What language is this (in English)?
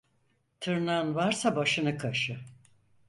Turkish